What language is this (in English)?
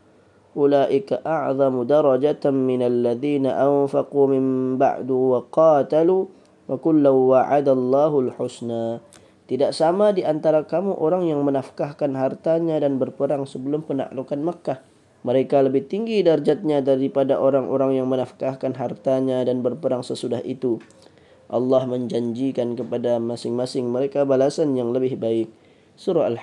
Malay